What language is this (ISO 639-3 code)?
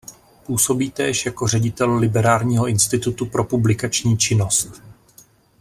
ces